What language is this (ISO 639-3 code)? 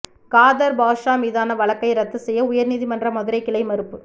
tam